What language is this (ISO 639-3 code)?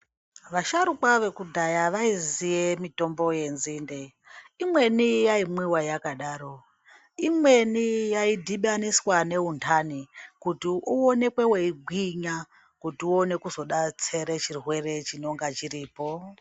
ndc